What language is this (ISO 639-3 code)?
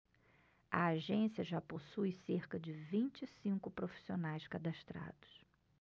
por